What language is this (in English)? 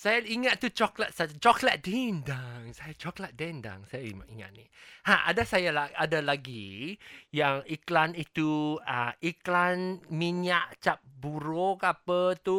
Malay